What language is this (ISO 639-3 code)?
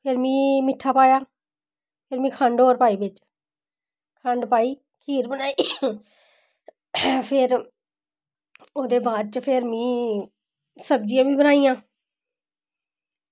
doi